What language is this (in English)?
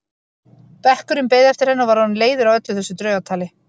Icelandic